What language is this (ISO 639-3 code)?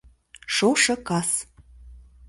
chm